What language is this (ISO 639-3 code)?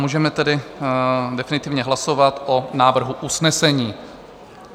ces